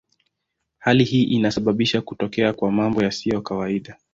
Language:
Swahili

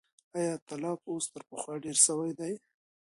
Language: Pashto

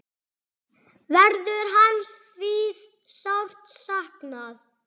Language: Icelandic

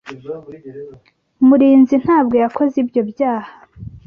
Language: Kinyarwanda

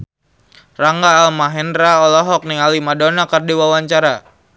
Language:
Sundanese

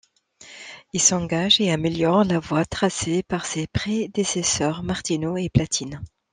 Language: French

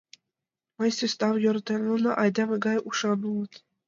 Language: Mari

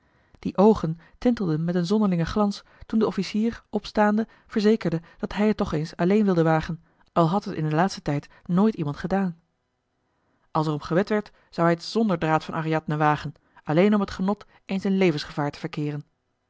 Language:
Dutch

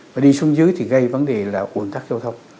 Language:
Vietnamese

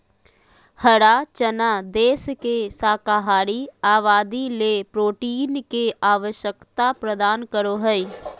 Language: Magahi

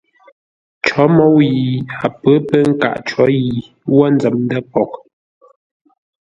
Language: Ngombale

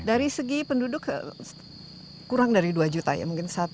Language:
Indonesian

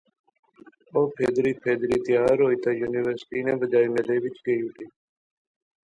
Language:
Pahari-Potwari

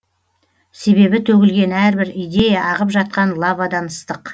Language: Kazakh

